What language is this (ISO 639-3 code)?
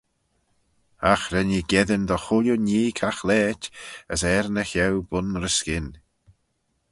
glv